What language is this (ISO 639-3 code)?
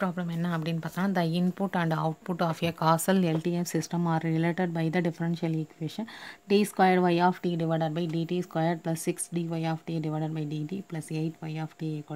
hin